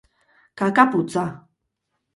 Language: Basque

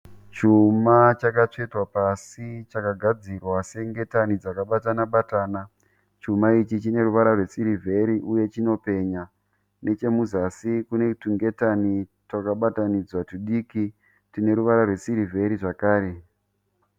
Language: Shona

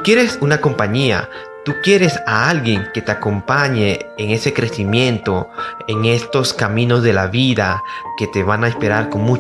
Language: Spanish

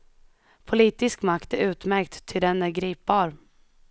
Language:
Swedish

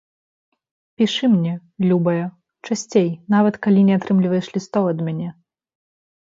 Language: Belarusian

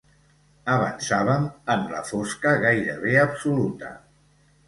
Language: Catalan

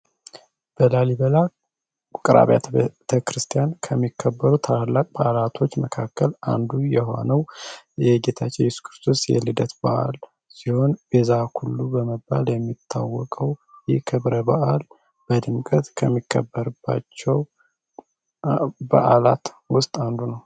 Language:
Amharic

